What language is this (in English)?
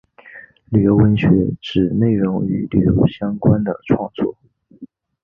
Chinese